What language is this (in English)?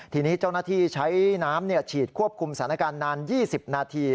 Thai